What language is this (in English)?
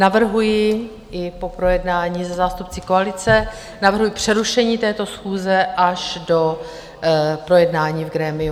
Czech